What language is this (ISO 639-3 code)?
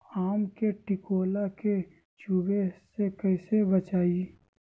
mag